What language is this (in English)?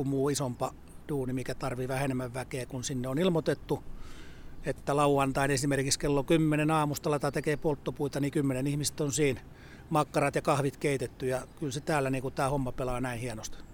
Finnish